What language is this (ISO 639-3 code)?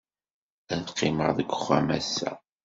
kab